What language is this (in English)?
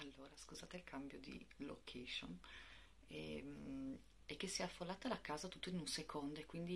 Italian